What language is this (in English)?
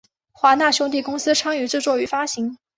Chinese